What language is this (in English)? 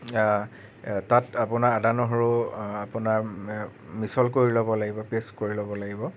Assamese